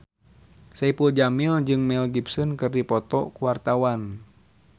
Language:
Sundanese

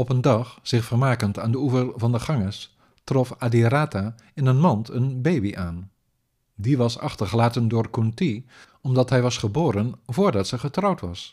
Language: Dutch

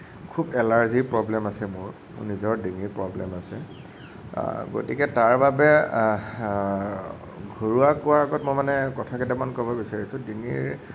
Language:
Assamese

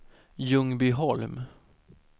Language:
Swedish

